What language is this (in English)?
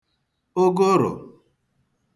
Igbo